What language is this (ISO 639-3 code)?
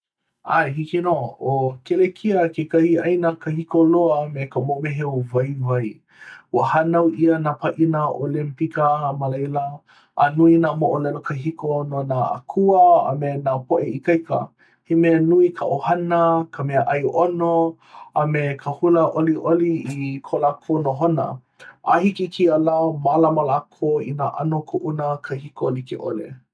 haw